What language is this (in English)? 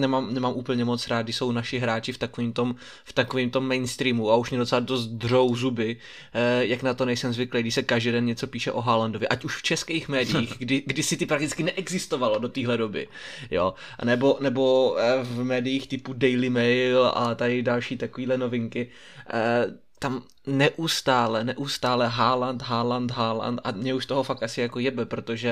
Czech